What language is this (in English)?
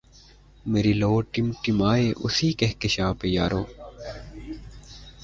Urdu